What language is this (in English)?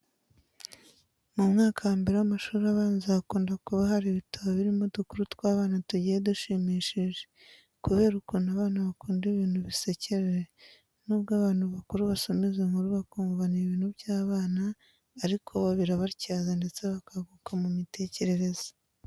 Kinyarwanda